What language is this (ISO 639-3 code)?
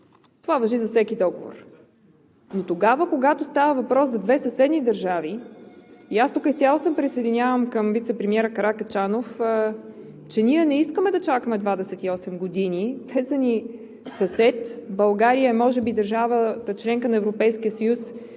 bul